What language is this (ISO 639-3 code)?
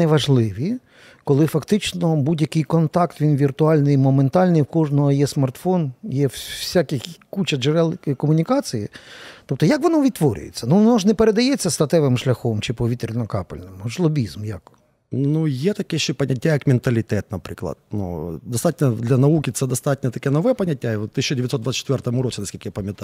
ukr